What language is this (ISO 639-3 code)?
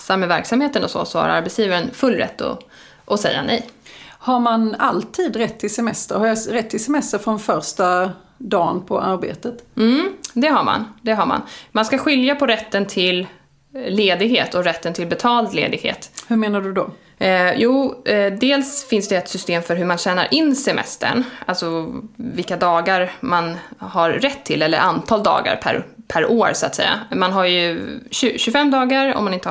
swe